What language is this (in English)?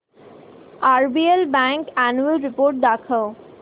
Marathi